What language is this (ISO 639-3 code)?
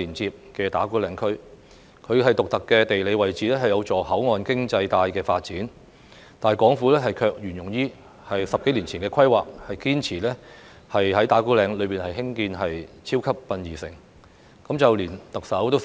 yue